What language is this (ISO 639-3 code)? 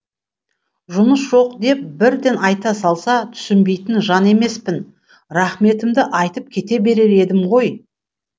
kaz